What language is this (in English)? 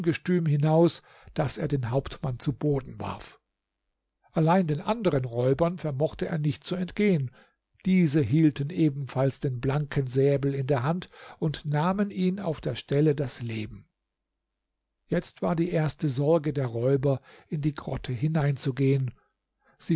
German